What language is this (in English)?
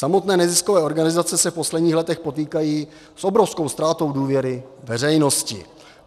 Czech